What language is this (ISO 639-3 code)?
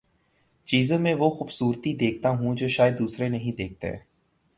urd